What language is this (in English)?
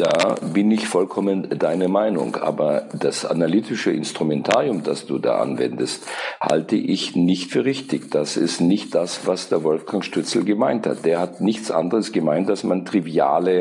German